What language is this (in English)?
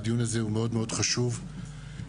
Hebrew